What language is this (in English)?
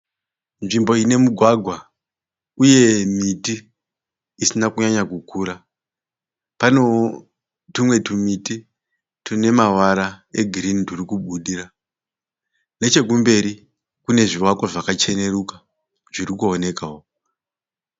Shona